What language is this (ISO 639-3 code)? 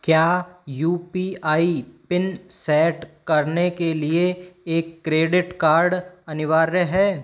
hin